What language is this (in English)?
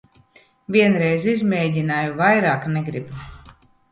Latvian